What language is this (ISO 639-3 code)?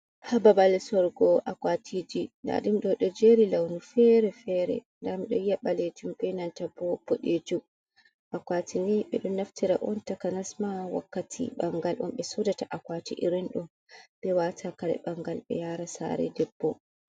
ful